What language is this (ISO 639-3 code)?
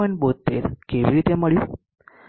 guj